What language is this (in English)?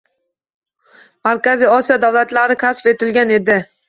Uzbek